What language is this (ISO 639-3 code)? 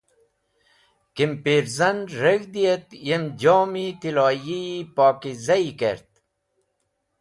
wbl